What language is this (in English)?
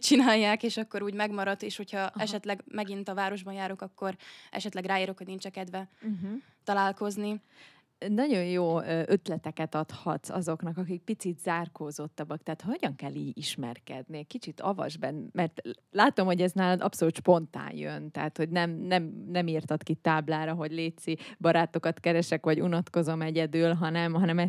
Hungarian